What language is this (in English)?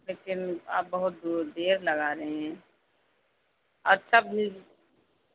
Urdu